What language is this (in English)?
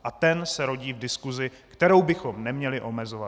Czech